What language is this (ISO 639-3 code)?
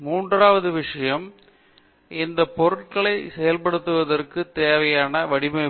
tam